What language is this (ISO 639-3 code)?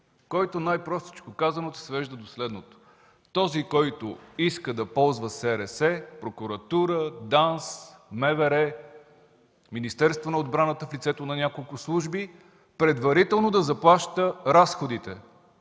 bul